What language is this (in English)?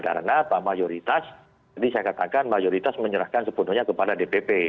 Indonesian